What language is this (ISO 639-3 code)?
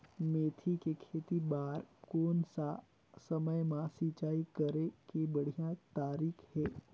hne